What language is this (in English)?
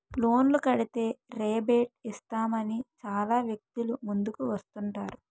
Telugu